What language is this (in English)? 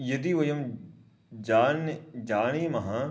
Sanskrit